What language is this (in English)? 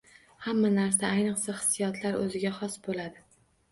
Uzbek